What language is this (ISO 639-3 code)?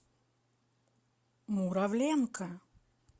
rus